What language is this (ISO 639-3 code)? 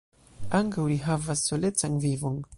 epo